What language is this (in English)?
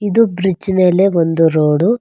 Kannada